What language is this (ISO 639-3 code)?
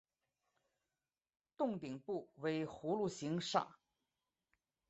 zho